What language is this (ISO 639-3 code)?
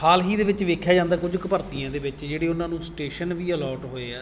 pan